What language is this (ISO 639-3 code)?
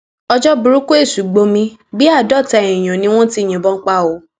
yor